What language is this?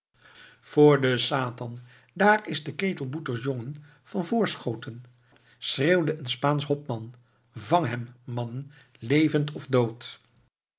Dutch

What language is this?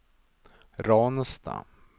Swedish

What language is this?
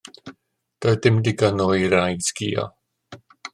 Welsh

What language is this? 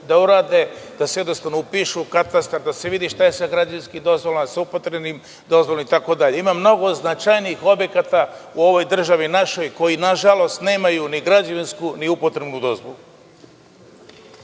Serbian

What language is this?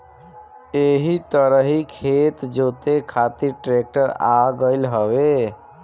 Bhojpuri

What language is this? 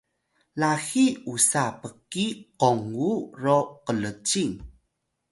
Atayal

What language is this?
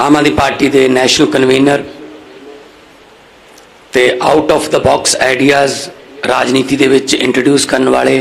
Hindi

